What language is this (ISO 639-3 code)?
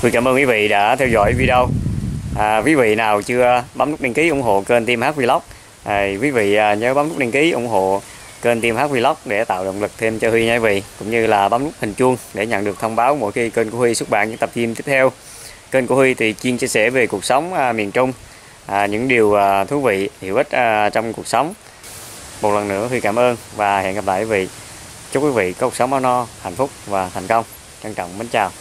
vie